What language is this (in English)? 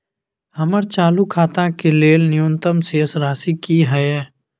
Maithili